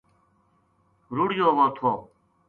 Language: Gujari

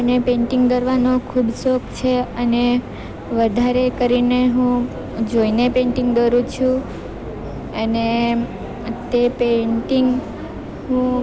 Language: Gujarati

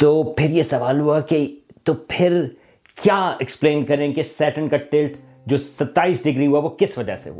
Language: Urdu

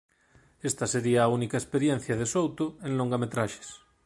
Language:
Galician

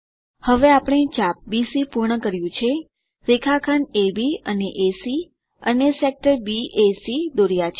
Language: Gujarati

